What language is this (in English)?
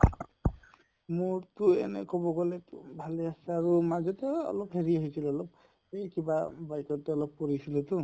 Assamese